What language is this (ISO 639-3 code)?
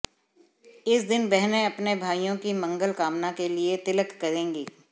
hin